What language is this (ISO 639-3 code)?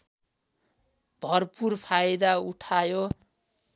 nep